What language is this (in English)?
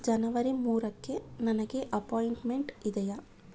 Kannada